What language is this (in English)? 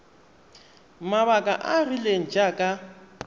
Tswana